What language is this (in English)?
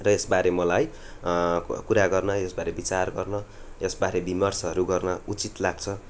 Nepali